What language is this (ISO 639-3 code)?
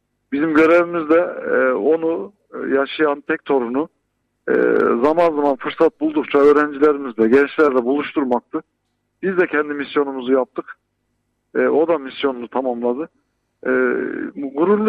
tur